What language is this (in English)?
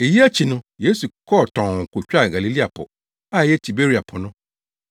Akan